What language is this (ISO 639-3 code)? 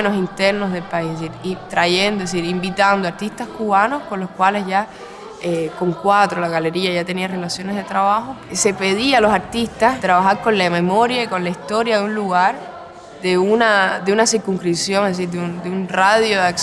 spa